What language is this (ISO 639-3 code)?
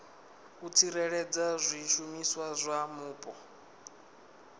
ven